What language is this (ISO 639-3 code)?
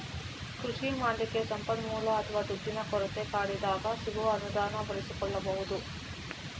kan